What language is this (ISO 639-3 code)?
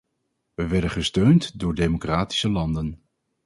nld